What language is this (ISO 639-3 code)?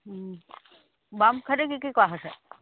asm